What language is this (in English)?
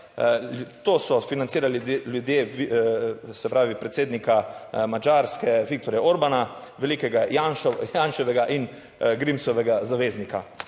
Slovenian